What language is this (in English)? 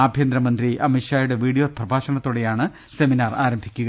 Malayalam